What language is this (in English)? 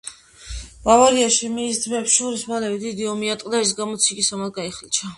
Georgian